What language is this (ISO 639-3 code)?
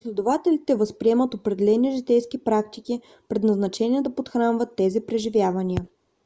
bul